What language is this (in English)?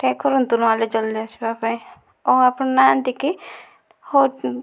Odia